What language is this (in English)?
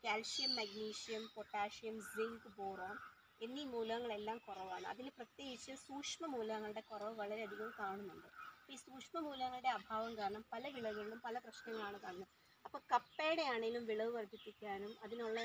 Malayalam